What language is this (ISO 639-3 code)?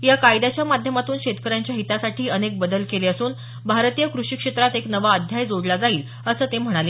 mar